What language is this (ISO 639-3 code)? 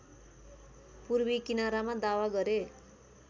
nep